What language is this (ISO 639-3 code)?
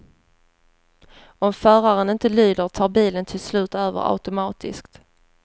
swe